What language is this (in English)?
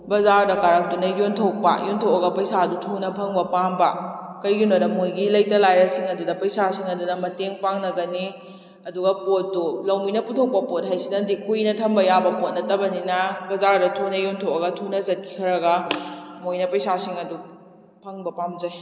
Manipuri